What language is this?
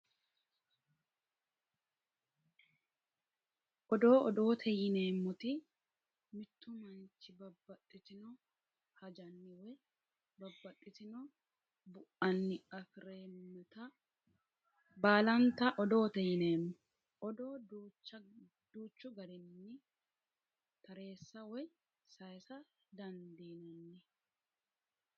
Sidamo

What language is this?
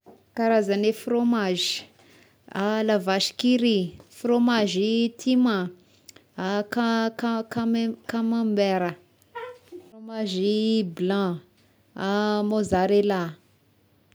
Tesaka Malagasy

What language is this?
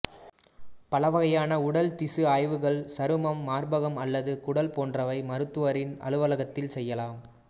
Tamil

